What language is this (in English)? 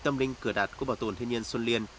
Vietnamese